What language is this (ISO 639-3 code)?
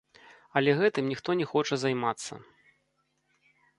bel